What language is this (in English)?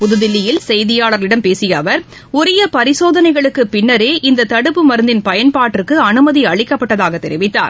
Tamil